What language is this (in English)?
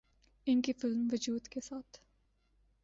Urdu